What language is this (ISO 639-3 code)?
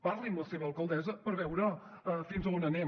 cat